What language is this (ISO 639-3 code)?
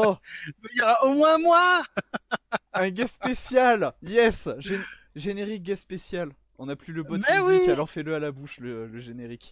fra